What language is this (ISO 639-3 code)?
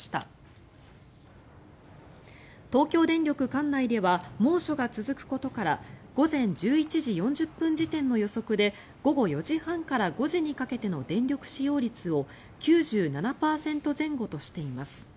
jpn